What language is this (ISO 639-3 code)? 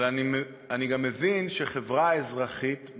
heb